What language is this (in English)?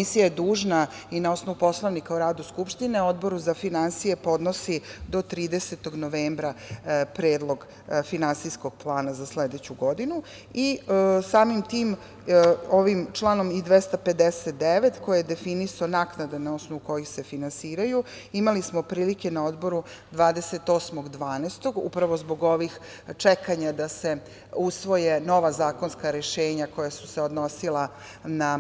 Serbian